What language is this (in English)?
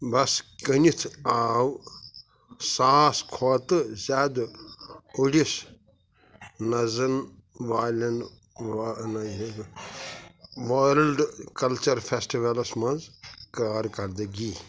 Kashmiri